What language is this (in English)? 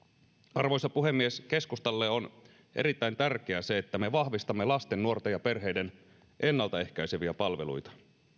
Finnish